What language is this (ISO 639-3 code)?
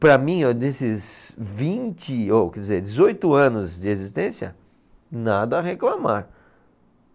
por